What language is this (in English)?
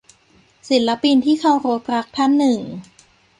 Thai